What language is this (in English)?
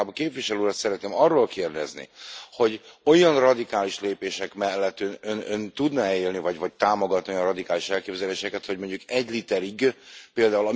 Hungarian